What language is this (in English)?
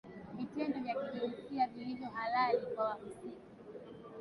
Swahili